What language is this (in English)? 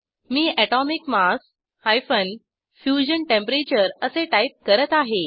Marathi